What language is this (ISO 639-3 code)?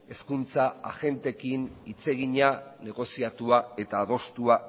eus